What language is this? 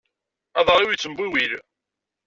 Kabyle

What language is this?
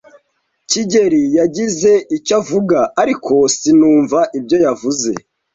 Kinyarwanda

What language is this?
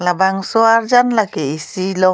Karbi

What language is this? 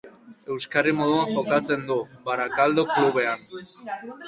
Basque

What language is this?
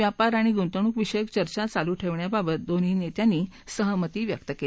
Marathi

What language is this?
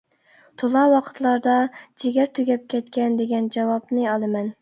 Uyghur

